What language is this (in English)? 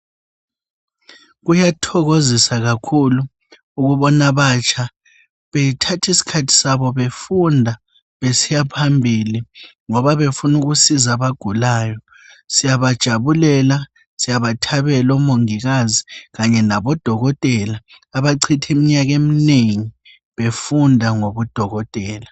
North Ndebele